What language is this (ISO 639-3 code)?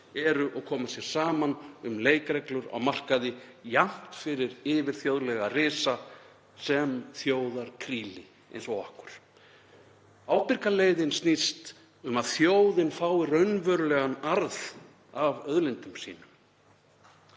isl